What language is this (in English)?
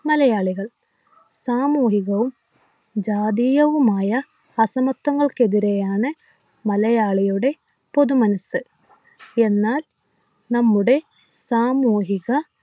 Malayalam